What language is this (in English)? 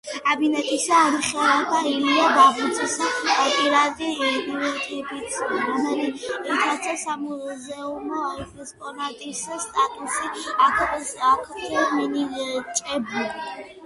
Georgian